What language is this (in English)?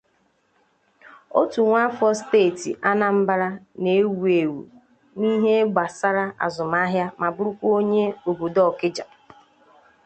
Igbo